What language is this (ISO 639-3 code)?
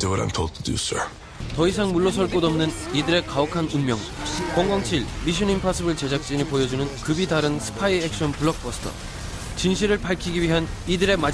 kor